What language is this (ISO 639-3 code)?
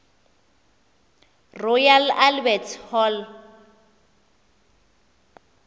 xho